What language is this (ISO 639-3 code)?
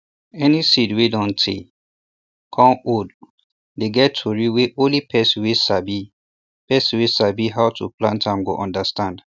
pcm